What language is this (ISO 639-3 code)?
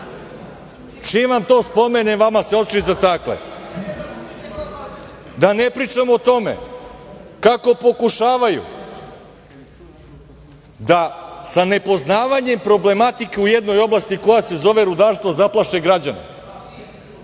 srp